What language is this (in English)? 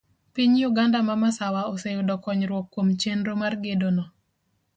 Luo (Kenya and Tanzania)